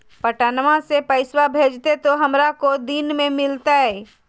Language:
Magahi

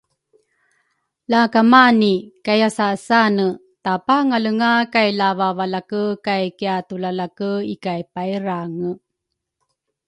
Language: Rukai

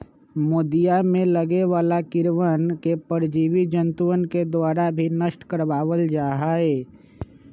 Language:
Magahi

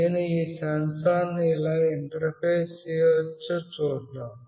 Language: Telugu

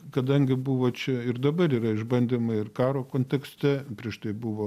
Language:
Lithuanian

